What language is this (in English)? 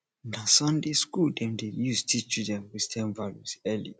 Nigerian Pidgin